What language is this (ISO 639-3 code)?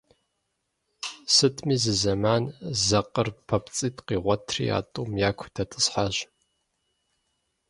kbd